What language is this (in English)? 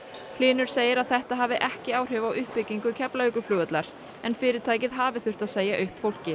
Icelandic